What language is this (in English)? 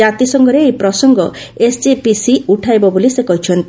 Odia